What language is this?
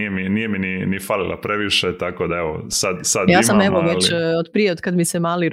Croatian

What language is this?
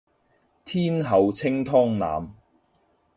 Cantonese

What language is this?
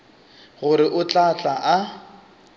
Northern Sotho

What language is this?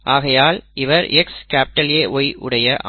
Tamil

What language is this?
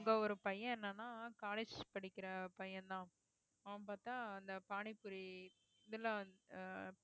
Tamil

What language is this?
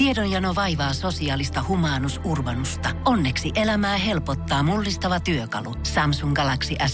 Finnish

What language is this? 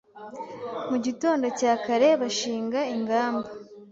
Kinyarwanda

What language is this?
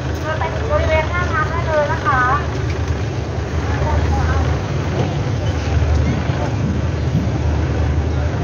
German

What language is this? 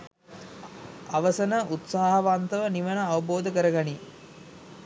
Sinhala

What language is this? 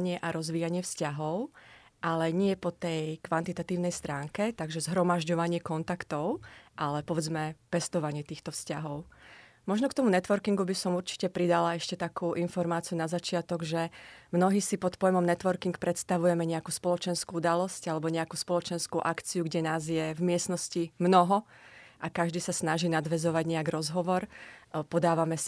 Slovak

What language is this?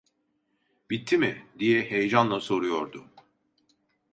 Turkish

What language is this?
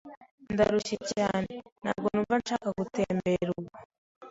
Kinyarwanda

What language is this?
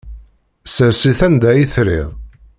Kabyle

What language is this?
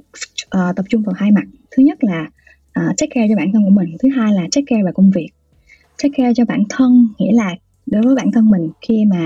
Vietnamese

